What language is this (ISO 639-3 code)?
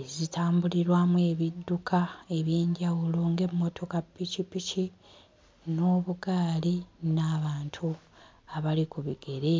lug